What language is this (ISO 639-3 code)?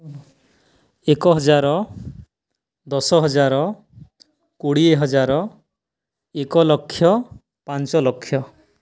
ori